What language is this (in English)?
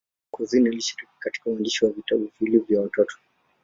Swahili